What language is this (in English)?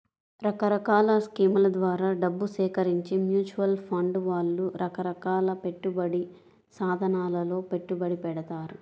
Telugu